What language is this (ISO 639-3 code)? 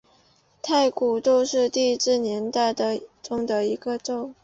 zho